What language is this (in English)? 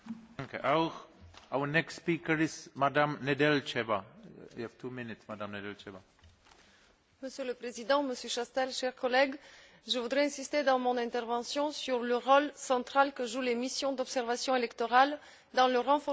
French